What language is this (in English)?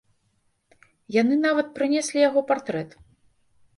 Belarusian